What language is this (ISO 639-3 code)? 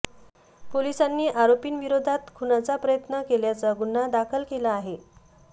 mar